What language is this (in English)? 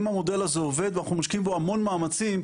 Hebrew